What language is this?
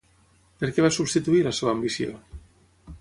Catalan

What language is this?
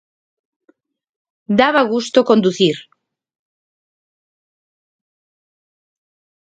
Galician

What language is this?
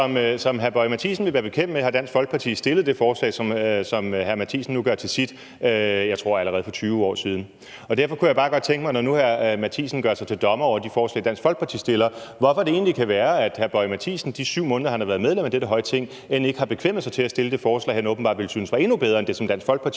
Danish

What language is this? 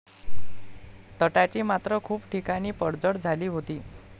Marathi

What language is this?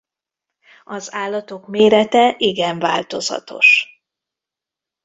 Hungarian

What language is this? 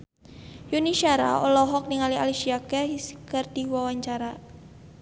Sundanese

